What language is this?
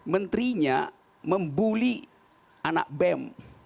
Indonesian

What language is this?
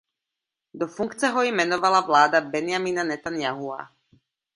Czech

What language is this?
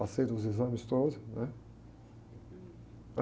Portuguese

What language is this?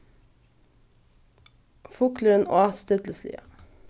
Faroese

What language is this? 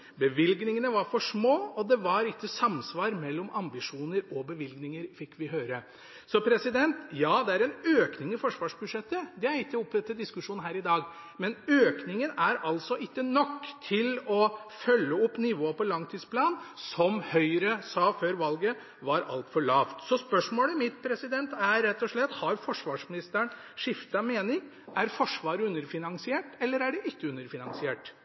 Norwegian Bokmål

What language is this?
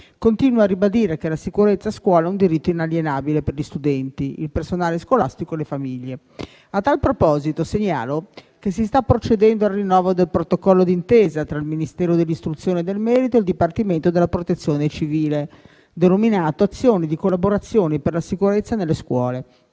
Italian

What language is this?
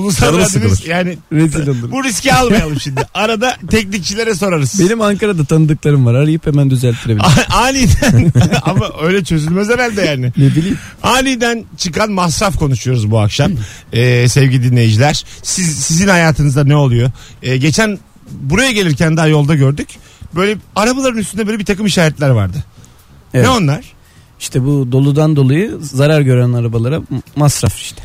Turkish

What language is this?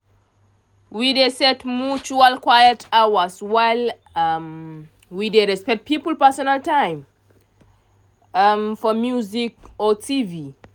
Nigerian Pidgin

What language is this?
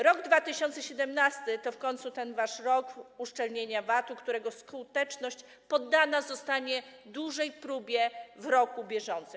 Polish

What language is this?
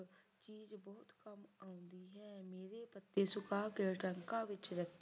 Punjabi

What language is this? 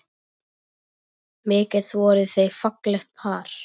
Icelandic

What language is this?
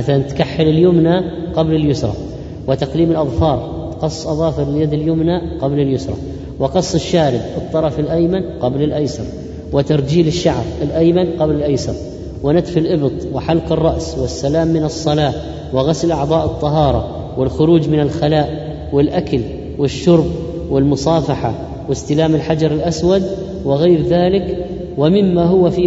Arabic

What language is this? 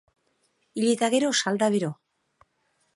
Basque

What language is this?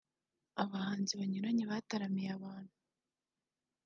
Kinyarwanda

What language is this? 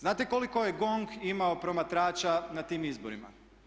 Croatian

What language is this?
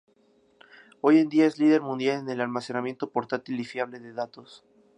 Spanish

